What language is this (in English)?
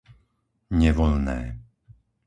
Slovak